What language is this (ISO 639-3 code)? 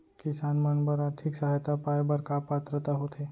hne